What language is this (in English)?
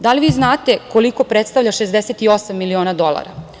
Serbian